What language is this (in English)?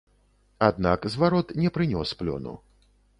Belarusian